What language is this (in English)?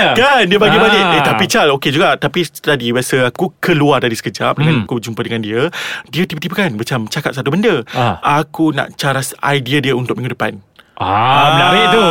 Malay